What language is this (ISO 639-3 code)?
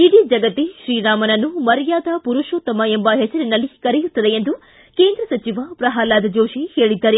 kan